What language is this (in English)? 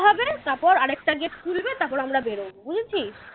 Bangla